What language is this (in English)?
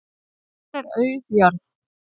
Icelandic